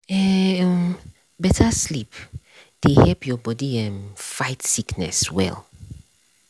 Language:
Nigerian Pidgin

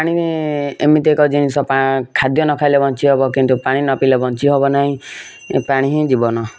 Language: Odia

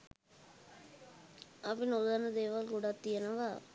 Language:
Sinhala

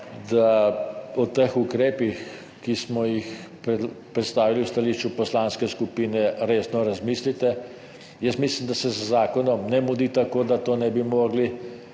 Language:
Slovenian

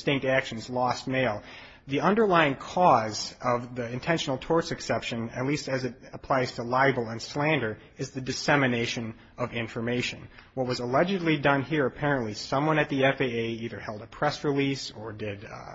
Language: English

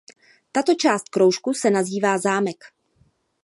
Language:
Czech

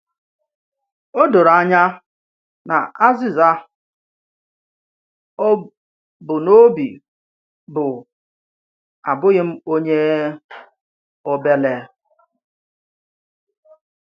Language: Igbo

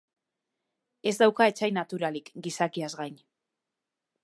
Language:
Basque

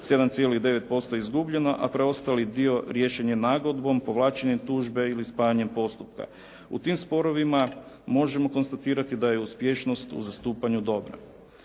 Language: Croatian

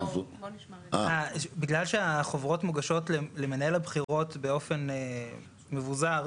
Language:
Hebrew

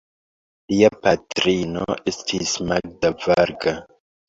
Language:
Esperanto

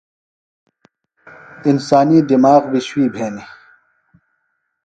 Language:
Phalura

